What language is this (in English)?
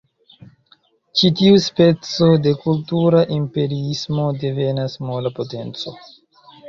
Esperanto